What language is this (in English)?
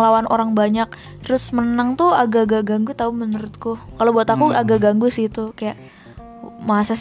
Indonesian